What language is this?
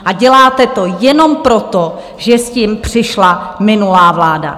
Czech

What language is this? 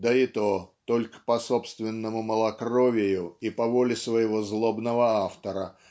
Russian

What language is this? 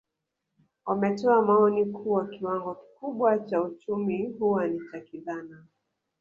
Swahili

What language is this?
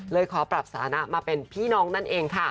Thai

